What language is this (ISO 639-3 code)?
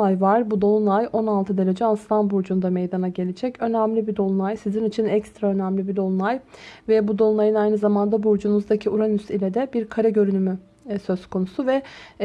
tur